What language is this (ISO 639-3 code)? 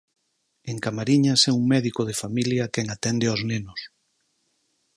glg